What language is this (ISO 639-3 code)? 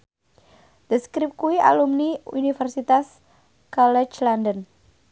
jav